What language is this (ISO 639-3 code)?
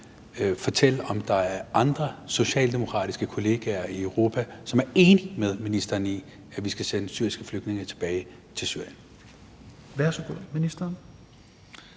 dan